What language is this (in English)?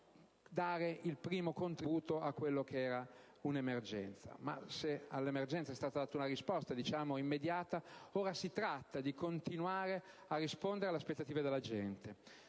Italian